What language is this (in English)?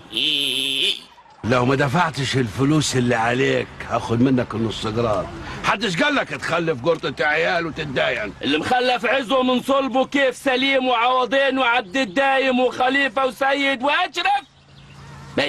Arabic